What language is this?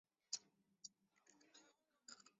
Chinese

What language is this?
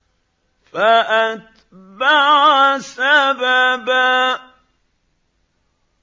Arabic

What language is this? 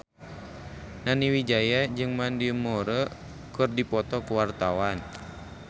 Sundanese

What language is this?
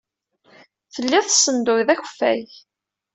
Kabyle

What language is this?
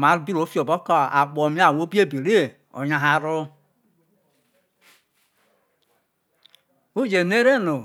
Isoko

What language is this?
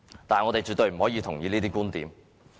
Cantonese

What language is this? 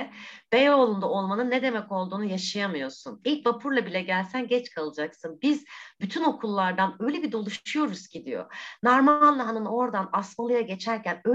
Turkish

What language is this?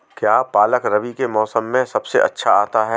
Hindi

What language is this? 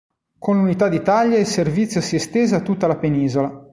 Italian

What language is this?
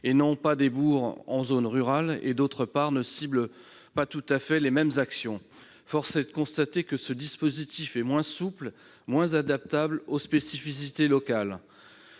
French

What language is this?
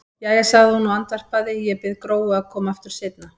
Icelandic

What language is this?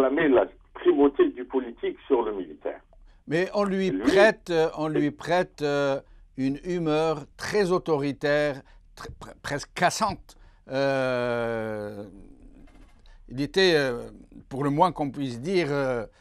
French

